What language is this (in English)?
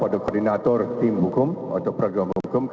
Indonesian